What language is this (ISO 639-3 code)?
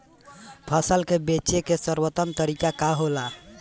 bho